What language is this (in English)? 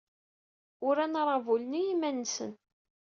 Kabyle